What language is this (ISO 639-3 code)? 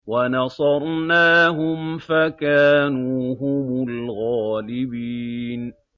ara